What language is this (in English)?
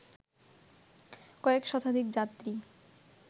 Bangla